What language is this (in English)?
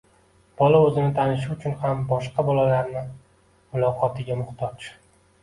Uzbek